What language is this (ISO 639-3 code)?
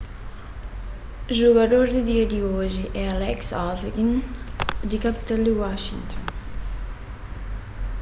kea